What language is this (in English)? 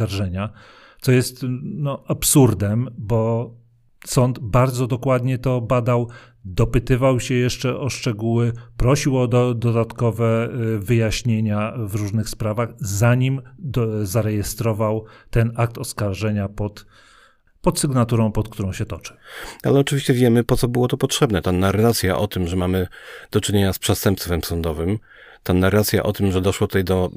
Polish